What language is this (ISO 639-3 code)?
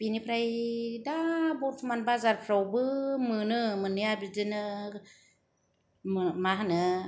brx